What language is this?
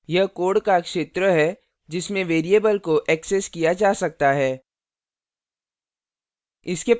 Hindi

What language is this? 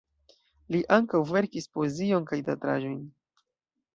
Esperanto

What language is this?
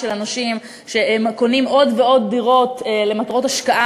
Hebrew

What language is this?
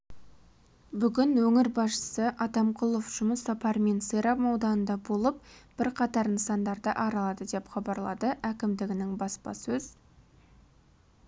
Kazakh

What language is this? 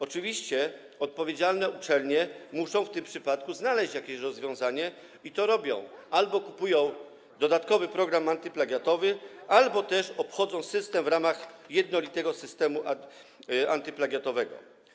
Polish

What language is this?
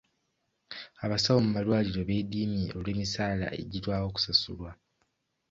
Ganda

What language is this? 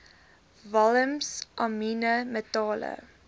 Afrikaans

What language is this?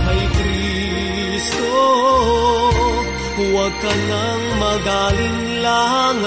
Filipino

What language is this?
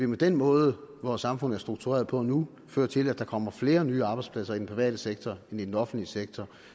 Danish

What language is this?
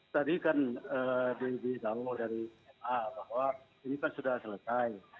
Indonesian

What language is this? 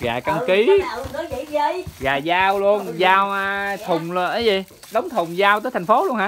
Vietnamese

